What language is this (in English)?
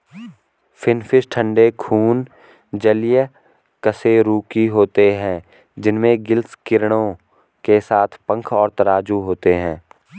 Hindi